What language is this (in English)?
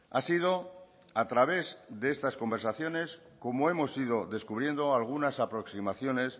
Spanish